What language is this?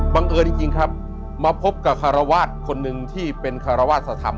Thai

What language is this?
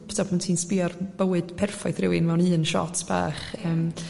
Welsh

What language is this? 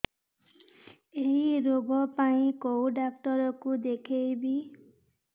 Odia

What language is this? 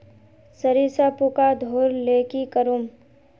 Magahi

